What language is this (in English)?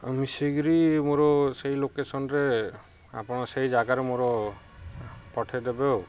Odia